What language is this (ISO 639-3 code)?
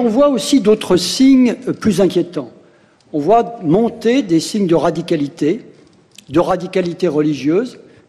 fra